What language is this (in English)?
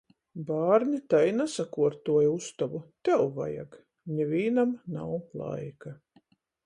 Latgalian